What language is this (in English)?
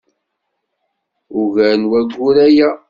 Kabyle